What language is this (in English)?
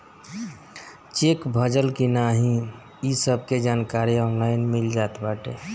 Bhojpuri